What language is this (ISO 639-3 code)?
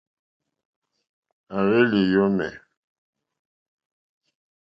bri